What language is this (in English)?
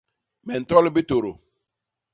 Basaa